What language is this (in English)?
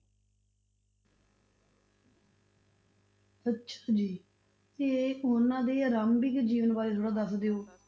Punjabi